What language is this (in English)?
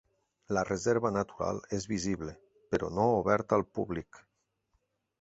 Catalan